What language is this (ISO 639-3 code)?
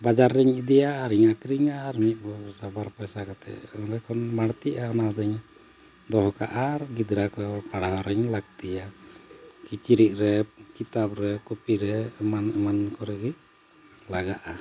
sat